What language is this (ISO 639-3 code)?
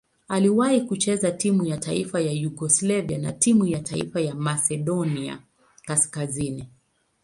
swa